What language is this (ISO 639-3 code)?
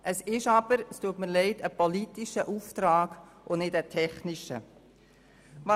gsw